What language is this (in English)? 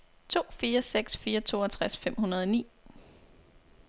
Danish